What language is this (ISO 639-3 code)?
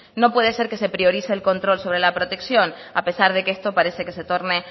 spa